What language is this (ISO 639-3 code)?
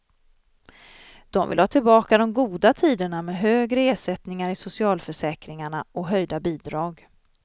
swe